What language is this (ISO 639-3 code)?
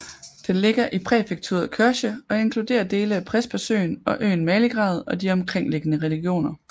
dan